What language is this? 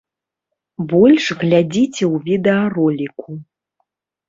Belarusian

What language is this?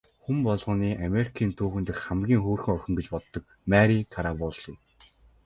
Mongolian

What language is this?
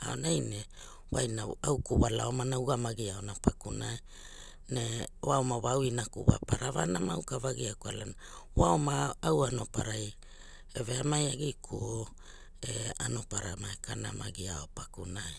Hula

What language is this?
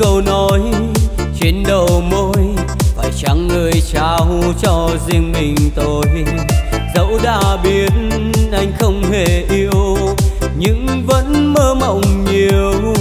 Vietnamese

